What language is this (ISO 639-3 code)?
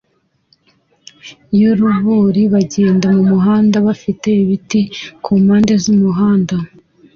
kin